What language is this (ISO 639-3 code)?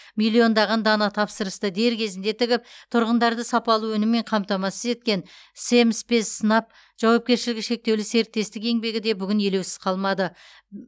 kaz